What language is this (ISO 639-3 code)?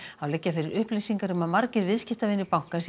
isl